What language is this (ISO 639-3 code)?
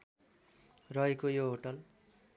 nep